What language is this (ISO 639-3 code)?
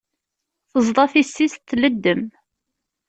kab